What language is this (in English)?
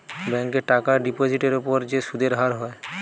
Bangla